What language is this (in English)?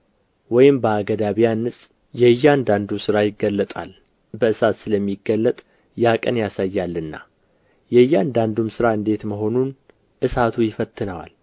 Amharic